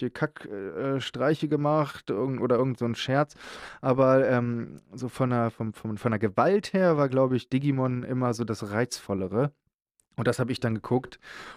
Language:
German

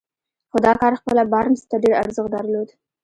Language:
Pashto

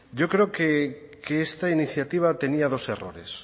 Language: Spanish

